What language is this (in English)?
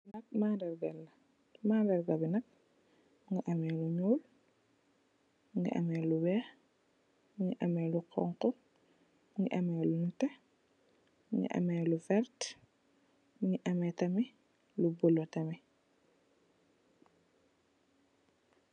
Wolof